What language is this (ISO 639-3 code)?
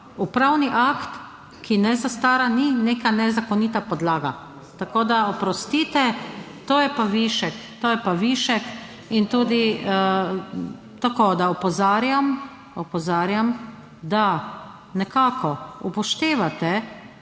slv